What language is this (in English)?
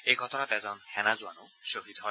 Assamese